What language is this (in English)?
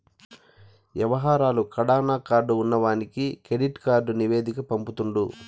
Telugu